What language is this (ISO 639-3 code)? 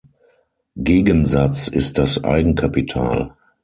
deu